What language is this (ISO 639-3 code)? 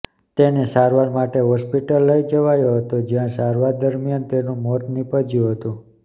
guj